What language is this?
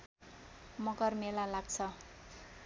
Nepali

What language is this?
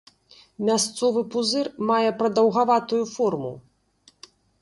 Belarusian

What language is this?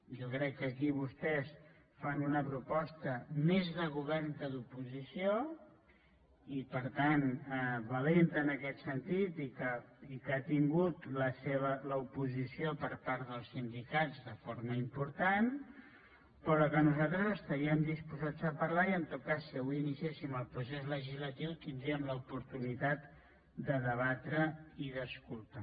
Catalan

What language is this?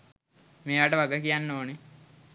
Sinhala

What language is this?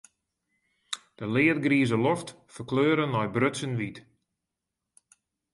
Western Frisian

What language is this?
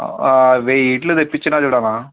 Telugu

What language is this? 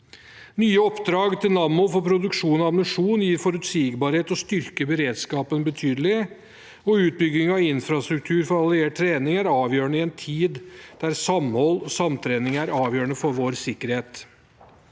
Norwegian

